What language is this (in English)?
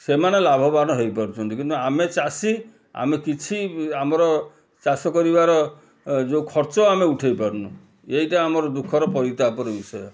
Odia